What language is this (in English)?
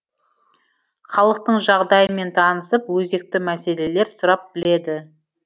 Kazakh